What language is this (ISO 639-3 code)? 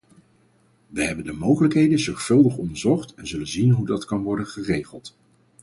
nld